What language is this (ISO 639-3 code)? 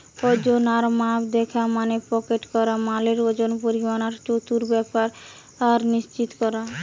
ben